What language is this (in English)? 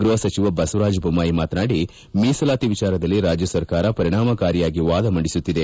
Kannada